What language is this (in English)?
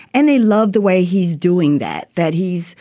English